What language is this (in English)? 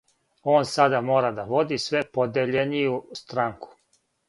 Serbian